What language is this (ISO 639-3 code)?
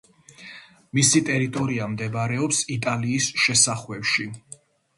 kat